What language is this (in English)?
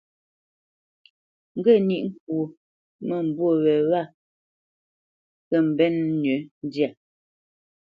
Bamenyam